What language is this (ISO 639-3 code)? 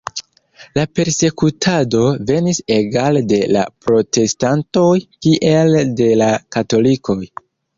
epo